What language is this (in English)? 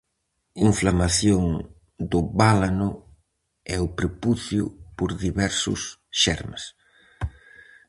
Galician